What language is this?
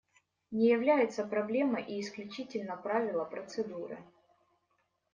Russian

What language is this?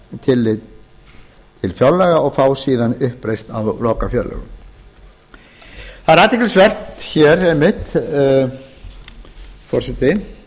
Icelandic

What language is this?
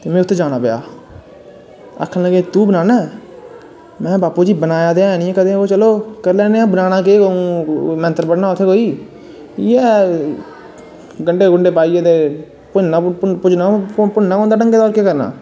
Dogri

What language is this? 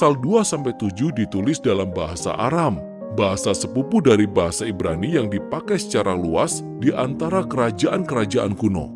Indonesian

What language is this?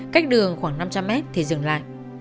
Vietnamese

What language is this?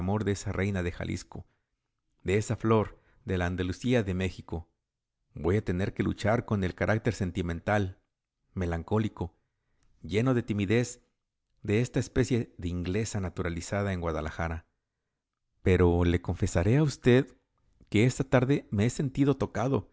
Spanish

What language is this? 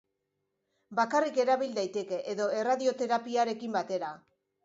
Basque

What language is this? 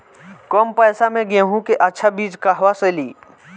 Bhojpuri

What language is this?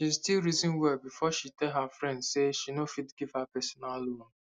Nigerian Pidgin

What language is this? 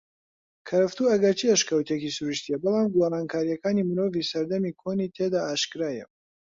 Central Kurdish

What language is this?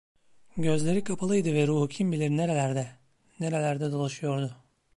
Turkish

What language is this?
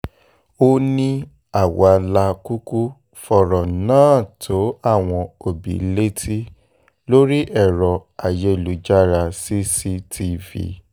Yoruba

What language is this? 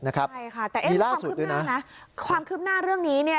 Thai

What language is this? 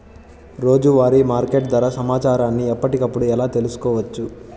Telugu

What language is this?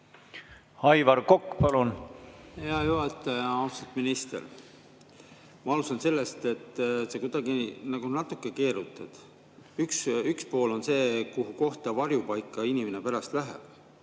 Estonian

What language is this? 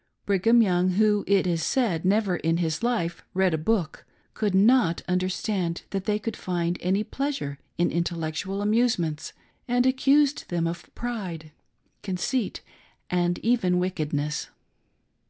English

